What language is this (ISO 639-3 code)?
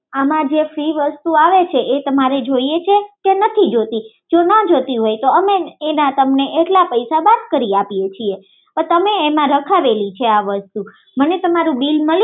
guj